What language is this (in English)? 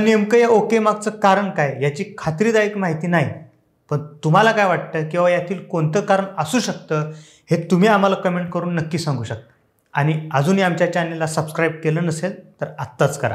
Marathi